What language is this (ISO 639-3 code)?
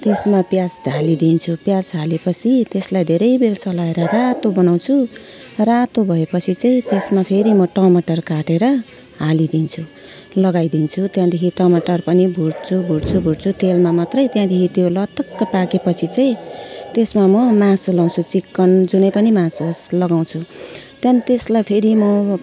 nep